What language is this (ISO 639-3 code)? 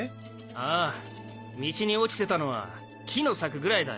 jpn